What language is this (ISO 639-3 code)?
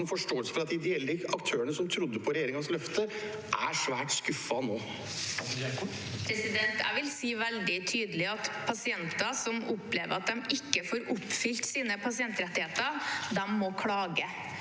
nor